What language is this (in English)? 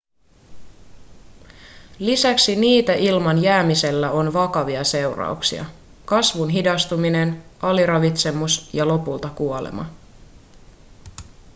Finnish